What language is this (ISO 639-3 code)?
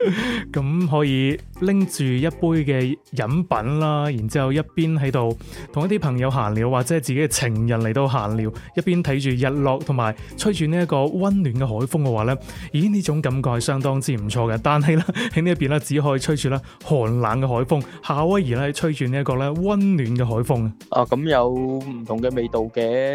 zho